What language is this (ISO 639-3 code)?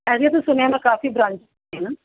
pan